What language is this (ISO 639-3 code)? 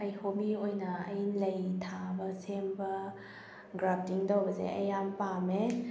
mni